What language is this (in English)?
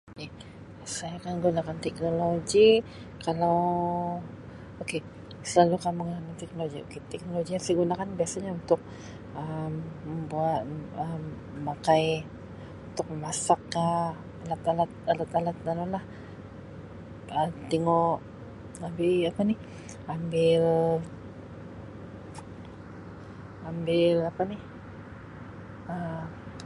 Sabah Malay